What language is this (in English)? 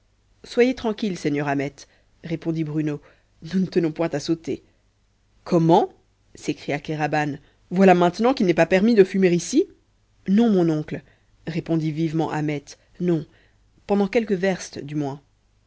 French